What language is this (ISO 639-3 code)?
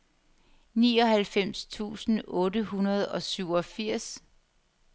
dan